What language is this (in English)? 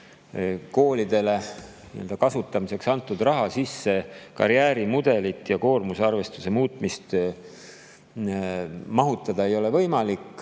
Estonian